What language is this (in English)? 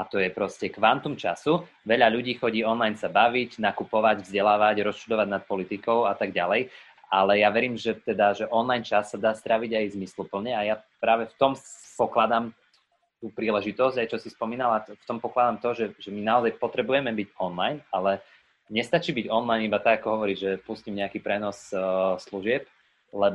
Slovak